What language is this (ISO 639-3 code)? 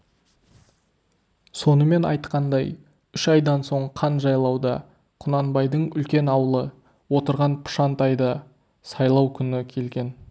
kaz